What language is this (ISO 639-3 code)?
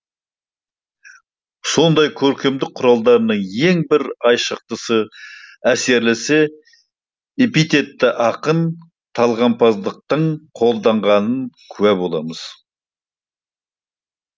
kaz